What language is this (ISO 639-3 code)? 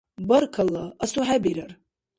dar